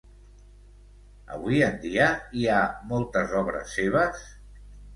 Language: Catalan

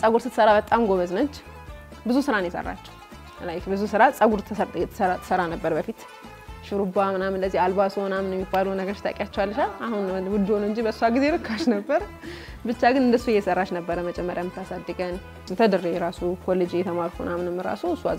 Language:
Arabic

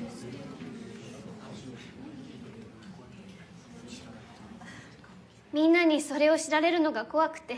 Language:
Japanese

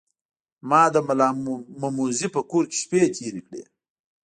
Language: Pashto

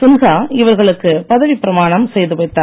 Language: Tamil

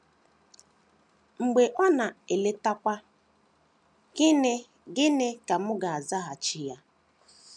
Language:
Igbo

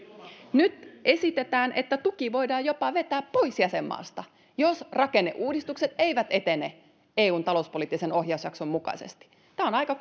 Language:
Finnish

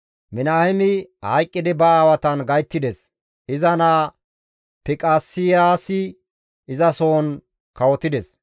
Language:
Gamo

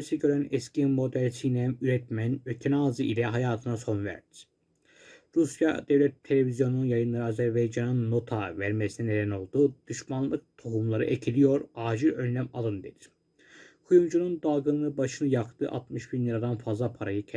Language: Turkish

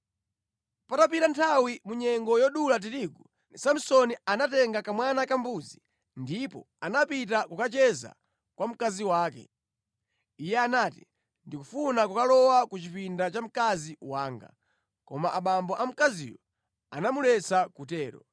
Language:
Nyanja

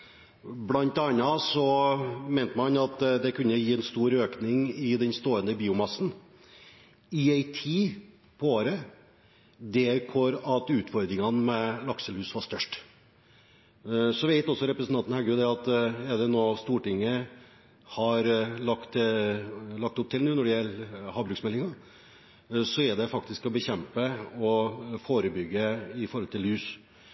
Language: Norwegian Bokmål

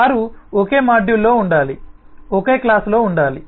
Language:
Telugu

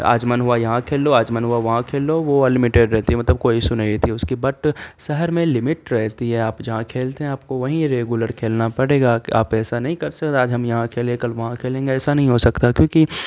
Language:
Urdu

